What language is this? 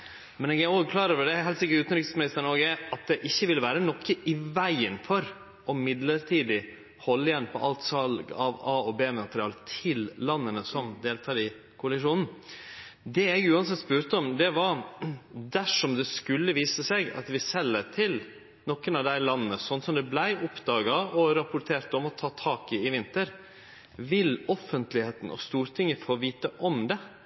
Norwegian Nynorsk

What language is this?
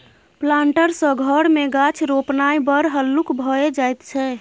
Maithili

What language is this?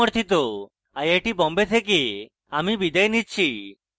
Bangla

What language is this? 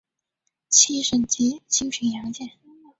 Chinese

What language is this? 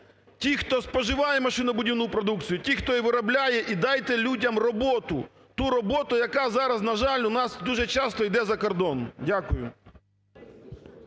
Ukrainian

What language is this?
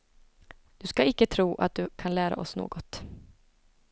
Swedish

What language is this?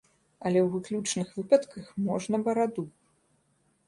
Belarusian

